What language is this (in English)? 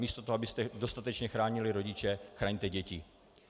Czech